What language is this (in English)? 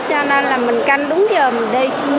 Vietnamese